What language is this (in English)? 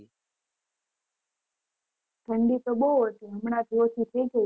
Gujarati